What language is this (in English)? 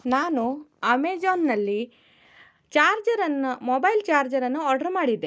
Kannada